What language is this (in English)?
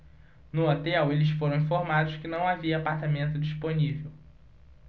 Portuguese